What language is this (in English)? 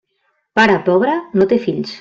Catalan